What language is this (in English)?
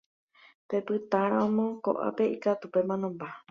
Guarani